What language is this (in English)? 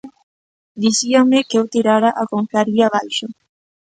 Galician